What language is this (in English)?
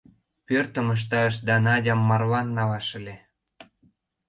Mari